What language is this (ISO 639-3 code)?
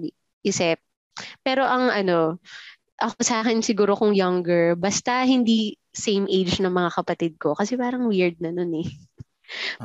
fil